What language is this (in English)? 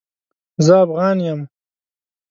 Pashto